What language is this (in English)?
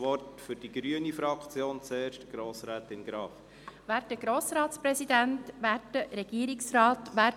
Swiss German